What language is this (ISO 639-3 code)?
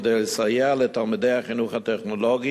heb